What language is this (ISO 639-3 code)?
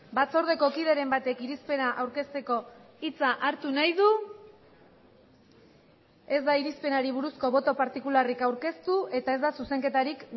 eus